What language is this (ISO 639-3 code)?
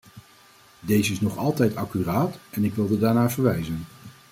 nld